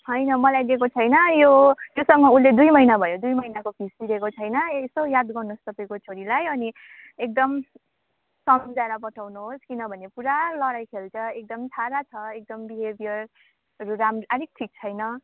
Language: Nepali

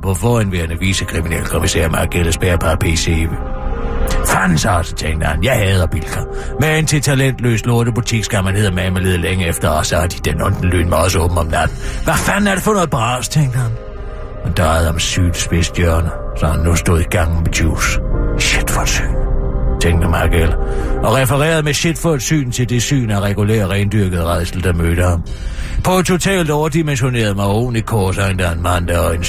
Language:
Danish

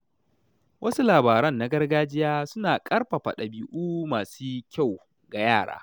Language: Hausa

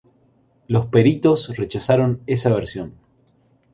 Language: Spanish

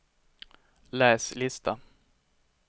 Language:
Swedish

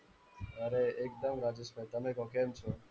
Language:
Gujarati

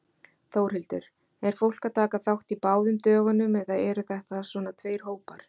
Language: Icelandic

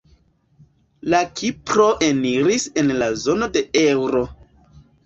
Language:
Esperanto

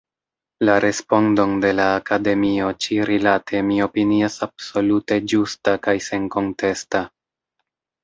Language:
Esperanto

